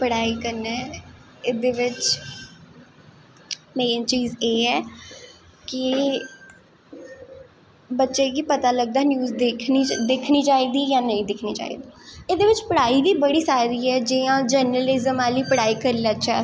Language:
Dogri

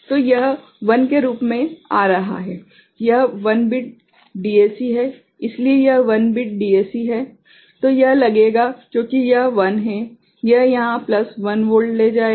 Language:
Hindi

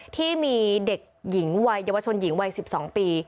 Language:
Thai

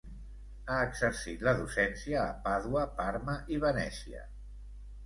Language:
Catalan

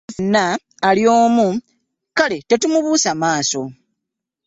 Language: Ganda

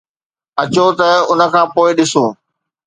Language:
Sindhi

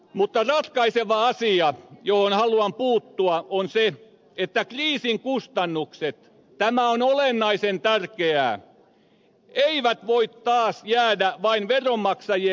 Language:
Finnish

